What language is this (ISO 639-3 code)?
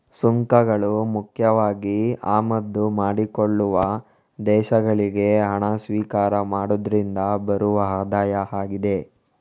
kan